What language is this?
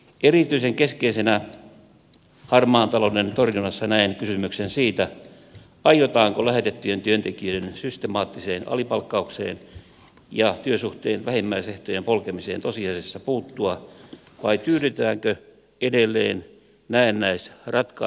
Finnish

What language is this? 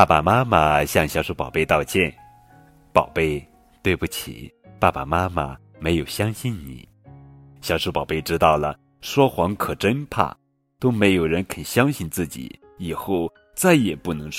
Chinese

